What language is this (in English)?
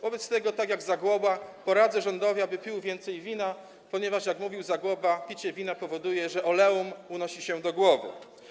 Polish